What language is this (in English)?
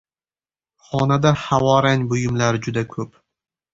Uzbek